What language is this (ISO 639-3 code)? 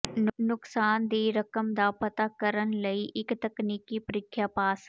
pan